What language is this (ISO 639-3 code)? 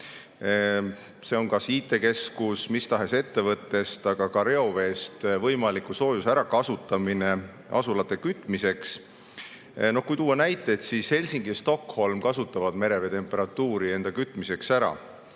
est